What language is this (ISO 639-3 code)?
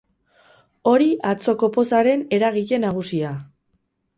eus